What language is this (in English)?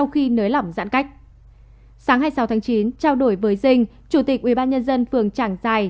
Vietnamese